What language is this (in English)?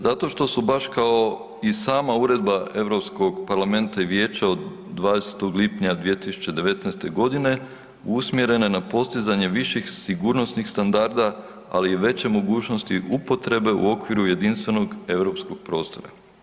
Croatian